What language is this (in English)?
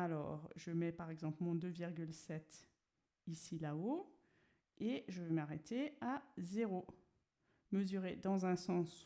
French